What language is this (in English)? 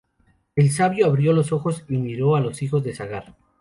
Spanish